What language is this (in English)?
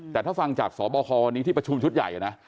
Thai